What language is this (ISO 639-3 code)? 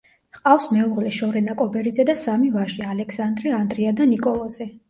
kat